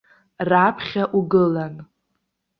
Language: Abkhazian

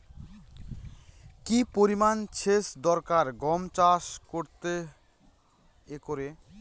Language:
Bangla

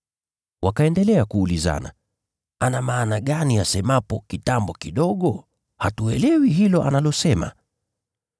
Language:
Swahili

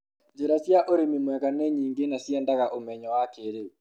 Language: Kikuyu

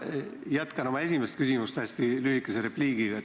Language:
Estonian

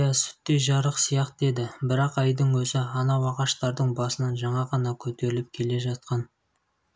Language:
Kazakh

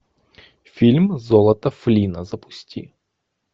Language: Russian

